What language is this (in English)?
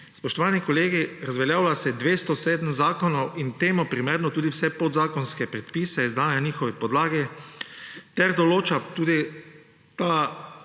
Slovenian